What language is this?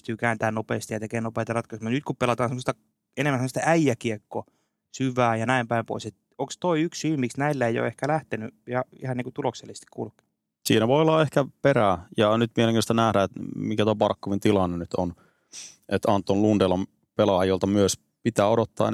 Finnish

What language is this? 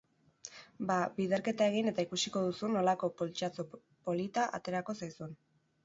Basque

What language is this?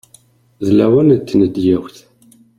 Kabyle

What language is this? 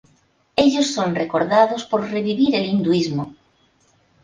Spanish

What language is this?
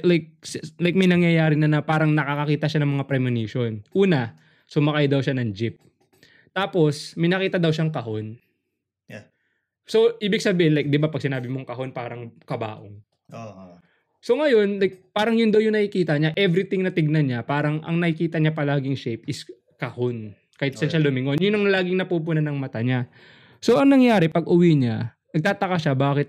Filipino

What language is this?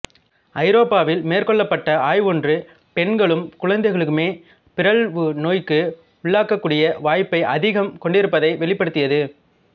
Tamil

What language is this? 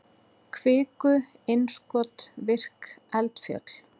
Icelandic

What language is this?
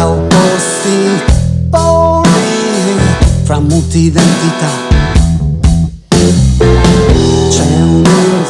Italian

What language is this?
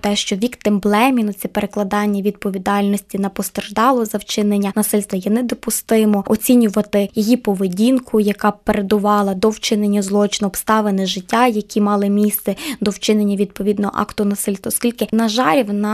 Ukrainian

